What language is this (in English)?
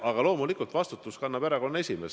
Estonian